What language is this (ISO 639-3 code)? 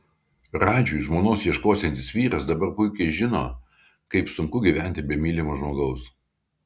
lit